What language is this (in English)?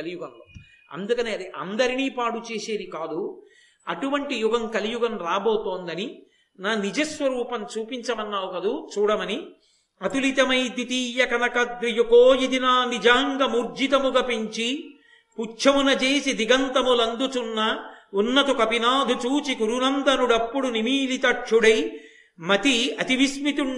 Telugu